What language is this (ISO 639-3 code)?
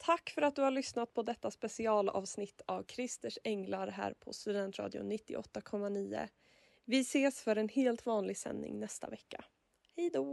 swe